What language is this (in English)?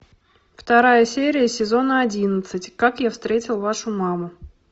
Russian